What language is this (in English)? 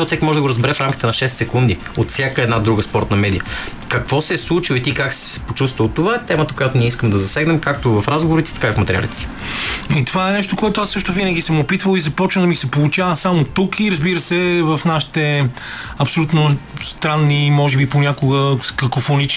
Bulgarian